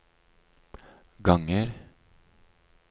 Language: Norwegian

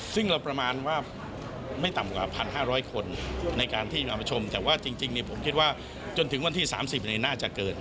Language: Thai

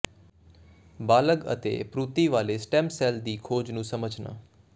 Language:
Punjabi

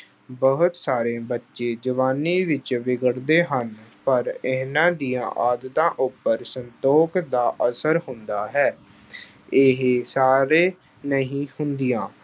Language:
Punjabi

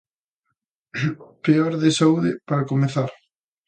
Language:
Galician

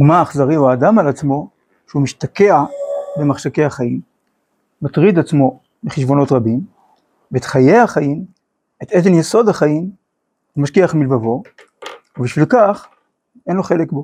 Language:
Hebrew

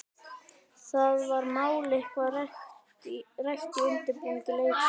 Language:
Icelandic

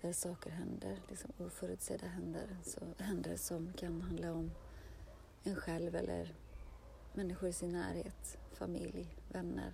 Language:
Swedish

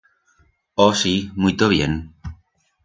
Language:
Aragonese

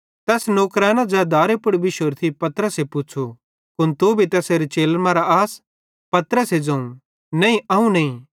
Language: Bhadrawahi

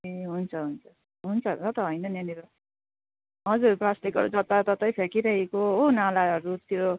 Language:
Nepali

